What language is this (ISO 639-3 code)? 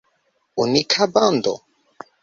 epo